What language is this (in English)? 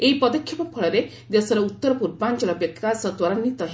Odia